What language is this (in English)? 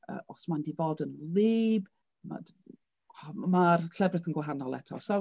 Welsh